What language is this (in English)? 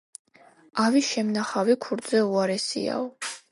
Georgian